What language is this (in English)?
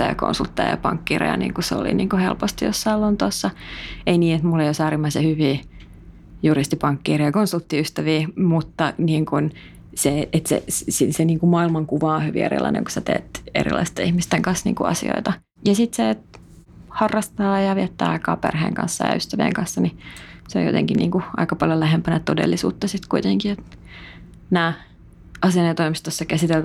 Finnish